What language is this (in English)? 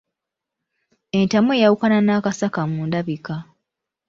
Ganda